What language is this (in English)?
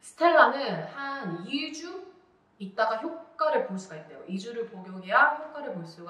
Korean